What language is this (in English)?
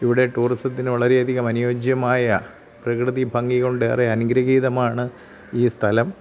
Malayalam